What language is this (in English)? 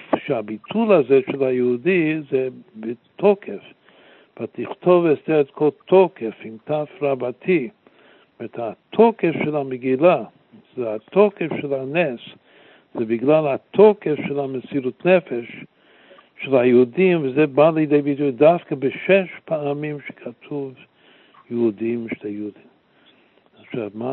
Hebrew